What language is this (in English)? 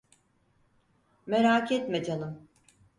Turkish